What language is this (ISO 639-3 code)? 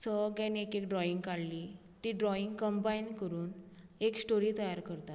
kok